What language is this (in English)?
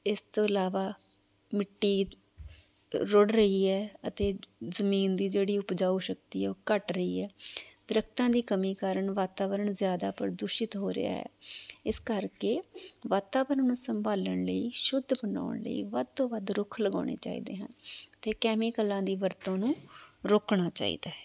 Punjabi